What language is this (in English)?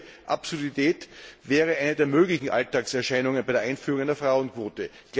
German